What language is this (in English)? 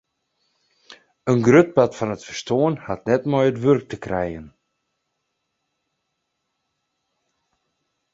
Western Frisian